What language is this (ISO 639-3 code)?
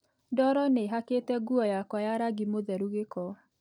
kik